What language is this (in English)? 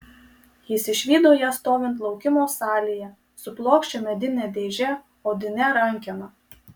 Lithuanian